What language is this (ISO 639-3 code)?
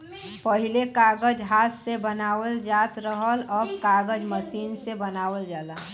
bho